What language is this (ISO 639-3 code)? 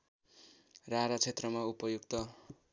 nep